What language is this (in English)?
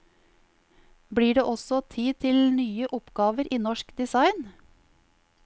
Norwegian